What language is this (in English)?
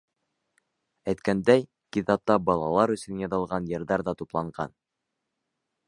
Bashkir